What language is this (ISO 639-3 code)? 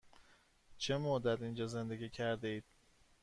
fas